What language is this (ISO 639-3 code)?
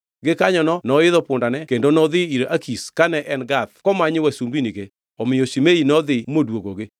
luo